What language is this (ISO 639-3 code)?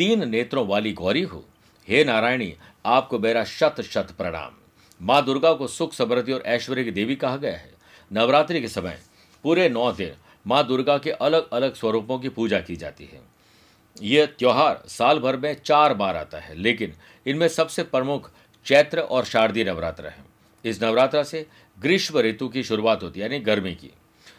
hin